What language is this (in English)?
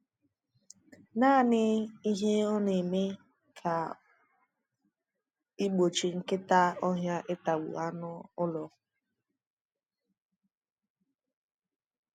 Igbo